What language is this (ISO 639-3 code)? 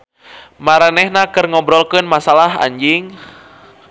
sun